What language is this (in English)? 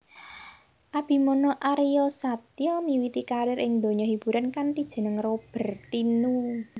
Javanese